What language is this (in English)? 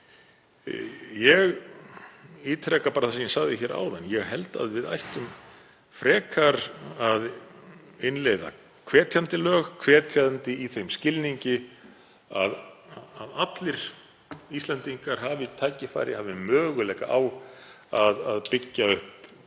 Icelandic